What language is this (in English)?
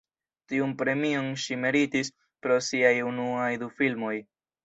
Esperanto